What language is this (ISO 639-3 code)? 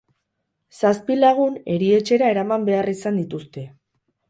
eus